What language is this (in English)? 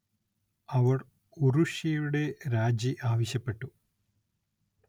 Malayalam